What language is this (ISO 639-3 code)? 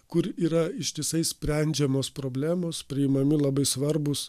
lit